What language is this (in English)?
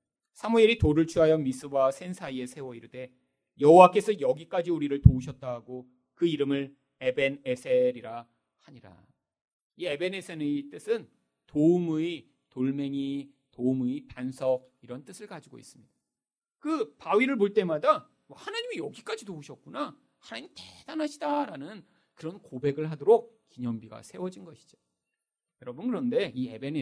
Korean